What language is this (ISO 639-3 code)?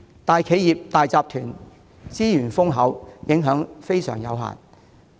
yue